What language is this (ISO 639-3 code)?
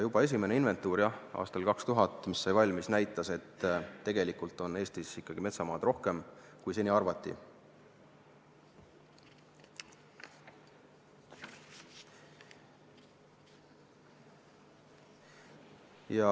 est